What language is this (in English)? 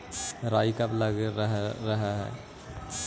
Magahi